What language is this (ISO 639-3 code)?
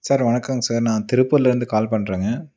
tam